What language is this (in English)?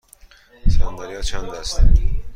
Persian